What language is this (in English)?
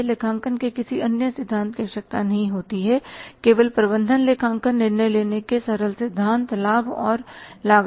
Hindi